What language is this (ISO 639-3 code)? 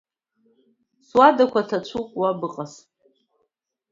abk